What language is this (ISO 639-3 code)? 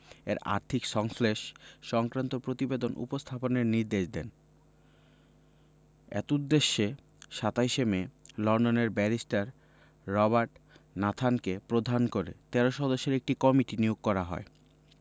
ben